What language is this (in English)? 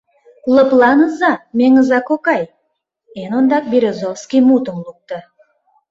Mari